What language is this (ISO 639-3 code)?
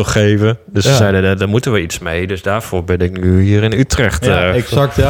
nld